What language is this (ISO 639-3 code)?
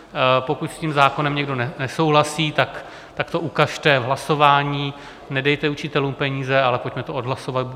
ces